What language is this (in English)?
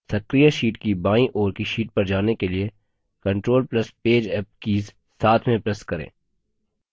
Hindi